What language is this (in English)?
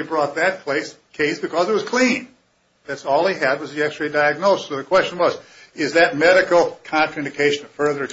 English